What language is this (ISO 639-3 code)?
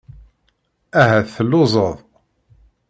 kab